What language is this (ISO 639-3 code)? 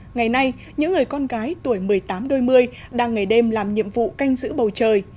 vie